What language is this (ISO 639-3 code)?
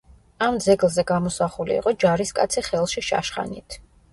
kat